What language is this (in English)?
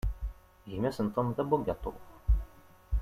Kabyle